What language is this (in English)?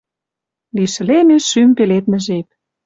Western Mari